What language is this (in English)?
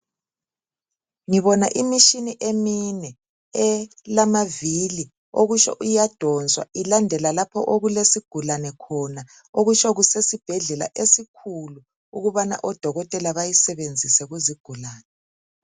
North Ndebele